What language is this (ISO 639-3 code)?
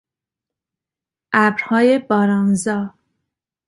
fas